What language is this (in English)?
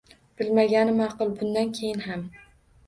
Uzbek